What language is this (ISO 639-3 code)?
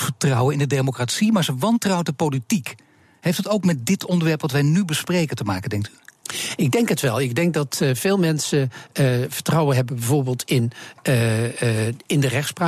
nld